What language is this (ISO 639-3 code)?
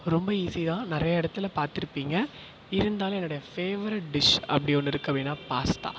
tam